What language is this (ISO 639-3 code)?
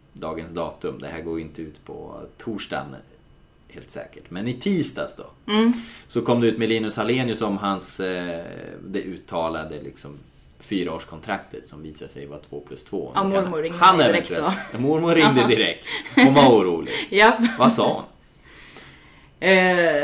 swe